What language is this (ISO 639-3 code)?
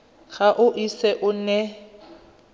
tsn